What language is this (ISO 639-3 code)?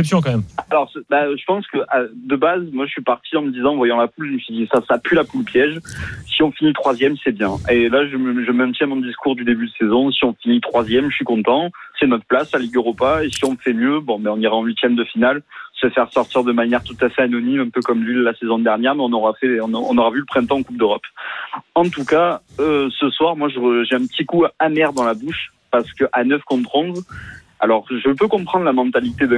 fra